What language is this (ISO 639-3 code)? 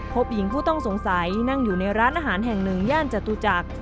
tha